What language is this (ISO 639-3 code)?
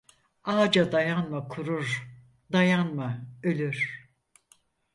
tur